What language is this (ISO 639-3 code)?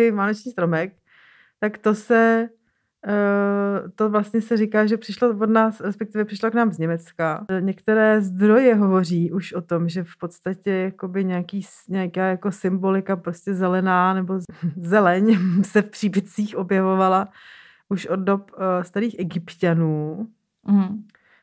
ces